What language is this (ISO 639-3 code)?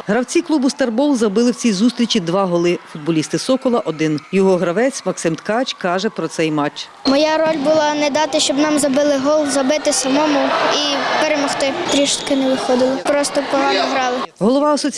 ukr